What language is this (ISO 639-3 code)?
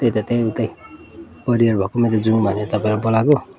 nep